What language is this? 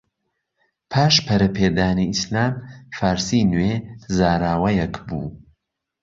Central Kurdish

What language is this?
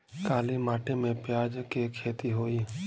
Bhojpuri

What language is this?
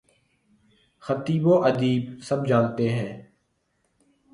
Urdu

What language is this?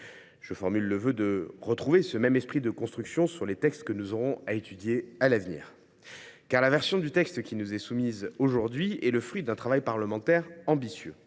French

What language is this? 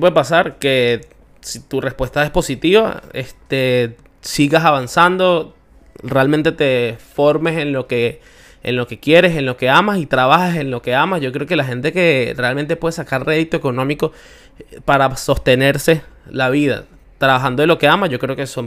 Spanish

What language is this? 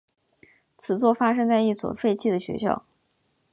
Chinese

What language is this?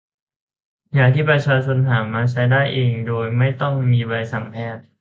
Thai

